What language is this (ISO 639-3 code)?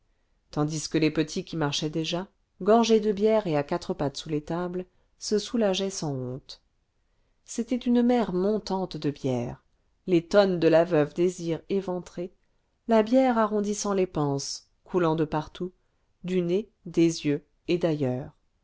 fra